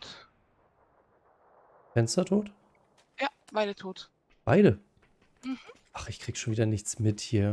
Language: German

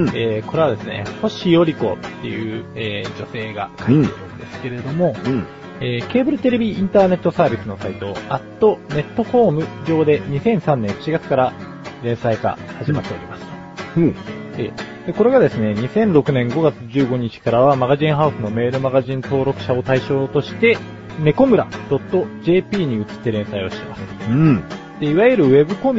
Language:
Japanese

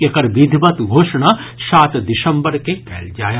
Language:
Maithili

